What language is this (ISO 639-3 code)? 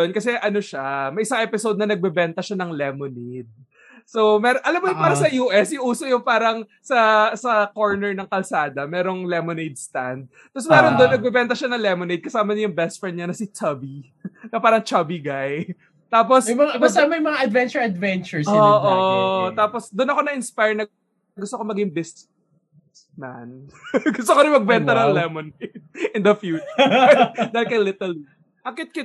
fil